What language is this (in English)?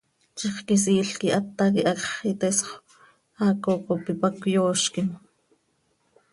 Seri